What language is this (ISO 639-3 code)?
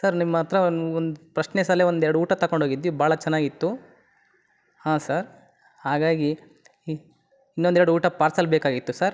kan